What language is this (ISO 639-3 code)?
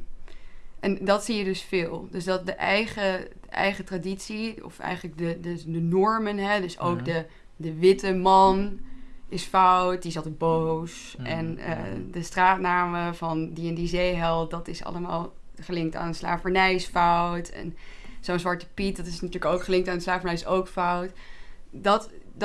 nld